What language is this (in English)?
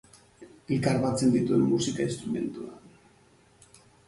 Basque